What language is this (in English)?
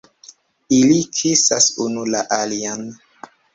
Esperanto